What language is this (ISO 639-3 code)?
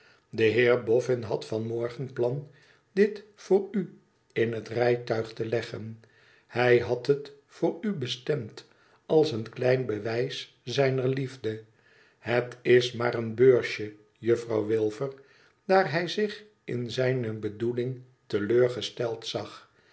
nld